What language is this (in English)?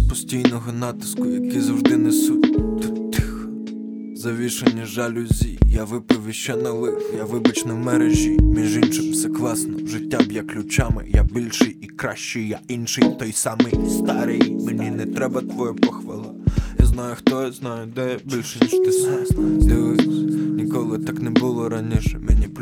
Ukrainian